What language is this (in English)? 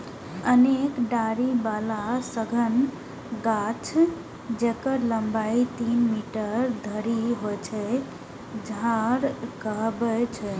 Maithili